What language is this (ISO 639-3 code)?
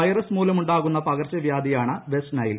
mal